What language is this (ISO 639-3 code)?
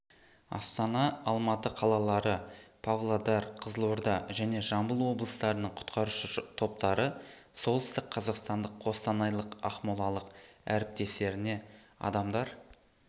kaz